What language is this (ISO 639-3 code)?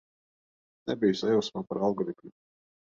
lav